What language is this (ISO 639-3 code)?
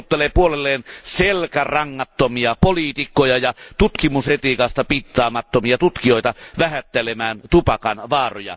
fin